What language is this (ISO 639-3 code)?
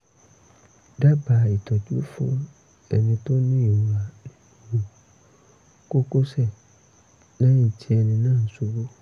yor